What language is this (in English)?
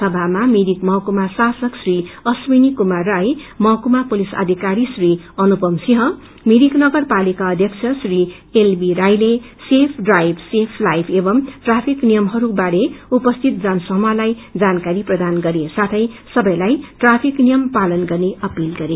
Nepali